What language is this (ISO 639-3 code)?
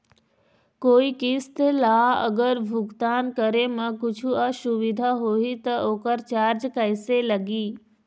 hne